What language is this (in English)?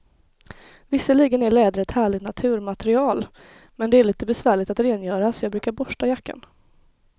Swedish